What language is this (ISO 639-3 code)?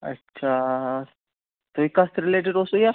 kas